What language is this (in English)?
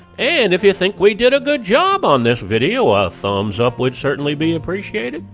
English